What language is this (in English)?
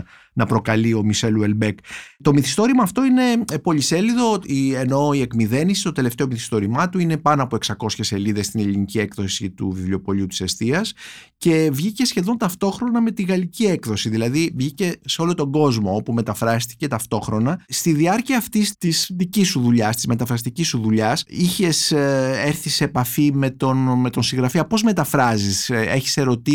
Greek